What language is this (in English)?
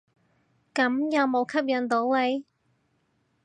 Cantonese